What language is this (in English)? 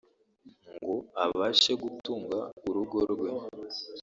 Kinyarwanda